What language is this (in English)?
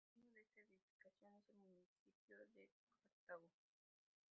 Spanish